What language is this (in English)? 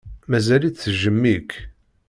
Kabyle